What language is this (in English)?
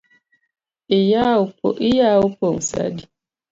Luo (Kenya and Tanzania)